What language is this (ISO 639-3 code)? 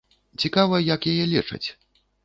bel